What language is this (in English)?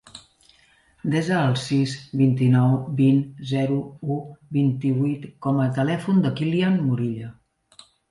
Catalan